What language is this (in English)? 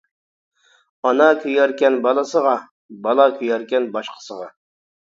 Uyghur